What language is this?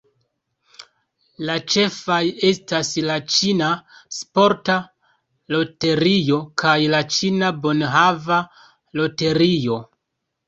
Esperanto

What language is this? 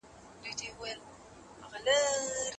Pashto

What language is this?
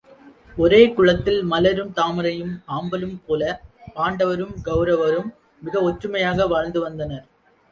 Tamil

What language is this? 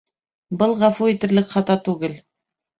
Bashkir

